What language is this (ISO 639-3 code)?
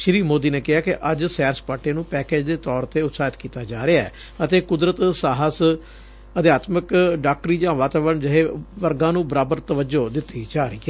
pan